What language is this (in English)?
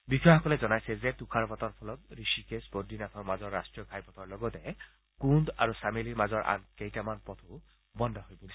Assamese